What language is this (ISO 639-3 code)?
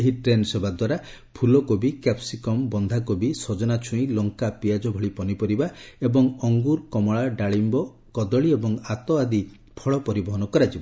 ori